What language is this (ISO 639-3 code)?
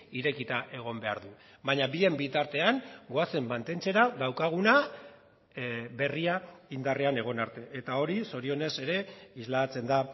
eus